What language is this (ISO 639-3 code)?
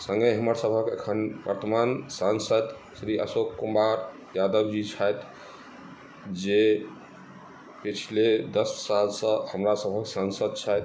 mai